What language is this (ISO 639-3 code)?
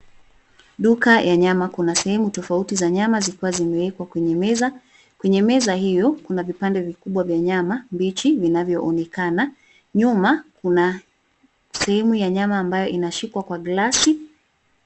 swa